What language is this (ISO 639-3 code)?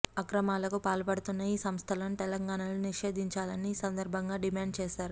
tel